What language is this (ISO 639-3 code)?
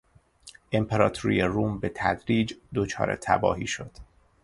fas